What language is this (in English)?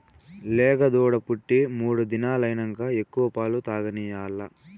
Telugu